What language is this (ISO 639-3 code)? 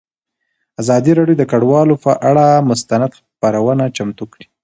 pus